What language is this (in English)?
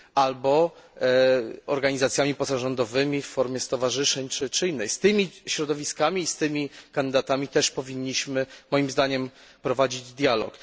Polish